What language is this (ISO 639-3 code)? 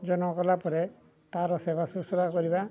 ori